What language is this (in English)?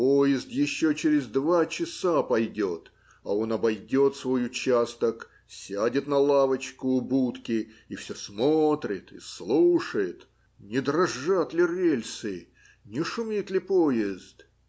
Russian